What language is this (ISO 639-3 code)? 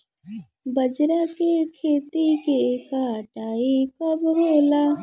bho